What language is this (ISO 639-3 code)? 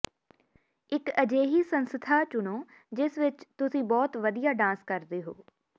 pan